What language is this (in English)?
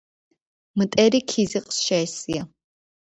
Georgian